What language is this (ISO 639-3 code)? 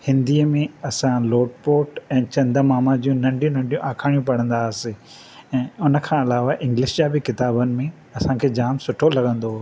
snd